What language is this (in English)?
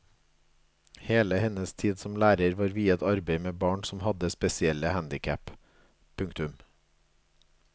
Norwegian